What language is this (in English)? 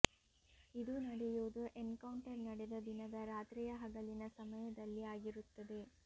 Kannada